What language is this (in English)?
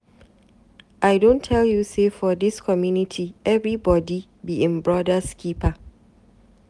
Nigerian Pidgin